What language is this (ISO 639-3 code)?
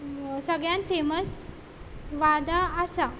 kok